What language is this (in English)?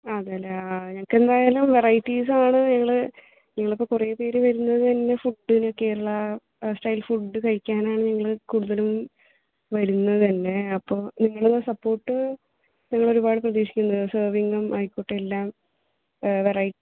Malayalam